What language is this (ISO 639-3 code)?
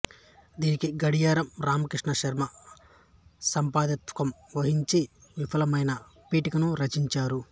tel